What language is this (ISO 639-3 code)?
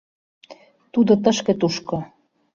chm